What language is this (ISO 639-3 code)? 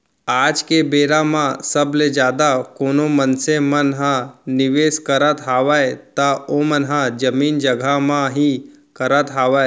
hne